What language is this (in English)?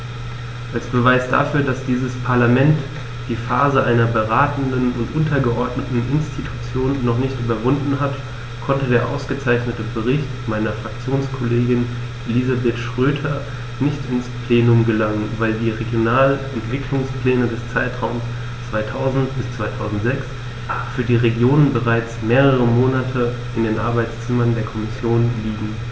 German